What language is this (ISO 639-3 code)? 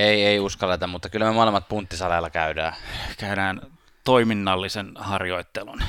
fin